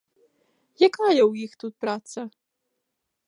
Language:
Belarusian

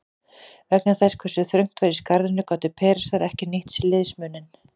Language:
Icelandic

